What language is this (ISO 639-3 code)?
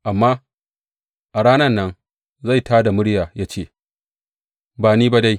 hau